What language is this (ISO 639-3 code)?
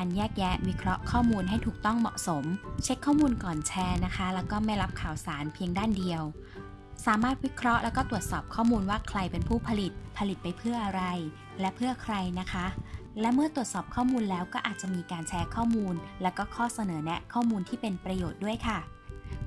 tha